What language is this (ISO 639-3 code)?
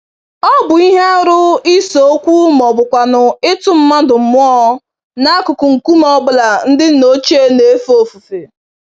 ibo